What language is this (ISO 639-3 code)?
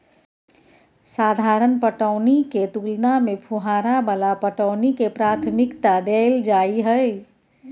mai